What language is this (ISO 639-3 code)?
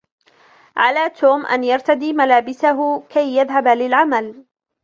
ara